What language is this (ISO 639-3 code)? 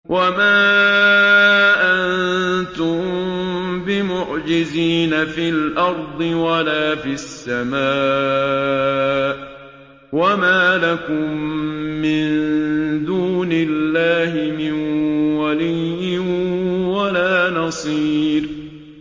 ara